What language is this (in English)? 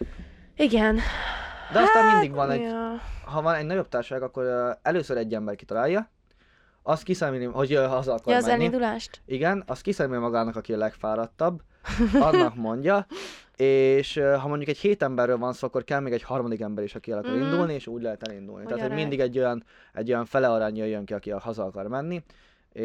Hungarian